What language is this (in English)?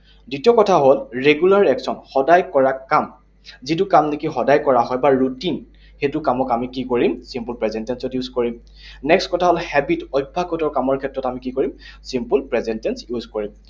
Assamese